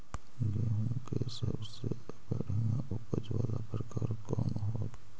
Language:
Magahi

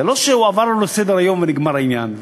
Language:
Hebrew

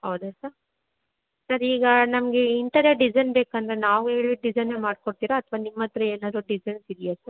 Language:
Kannada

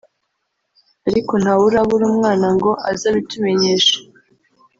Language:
Kinyarwanda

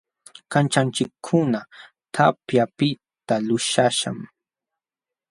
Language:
Jauja Wanca Quechua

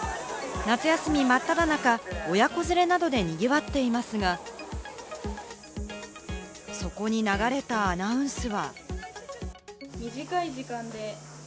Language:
Japanese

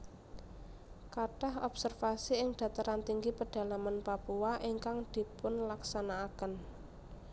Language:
Javanese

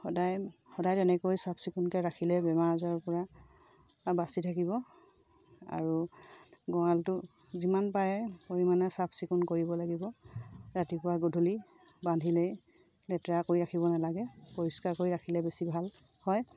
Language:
Assamese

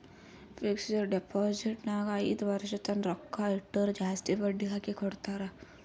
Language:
Kannada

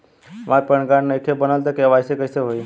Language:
Bhojpuri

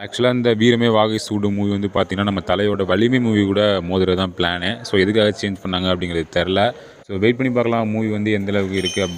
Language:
Hindi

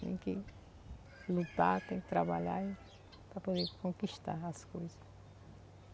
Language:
Portuguese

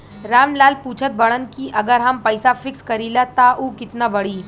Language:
Bhojpuri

